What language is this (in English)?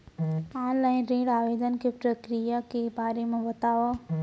Chhattisgarhi